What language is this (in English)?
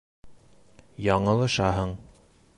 Bashkir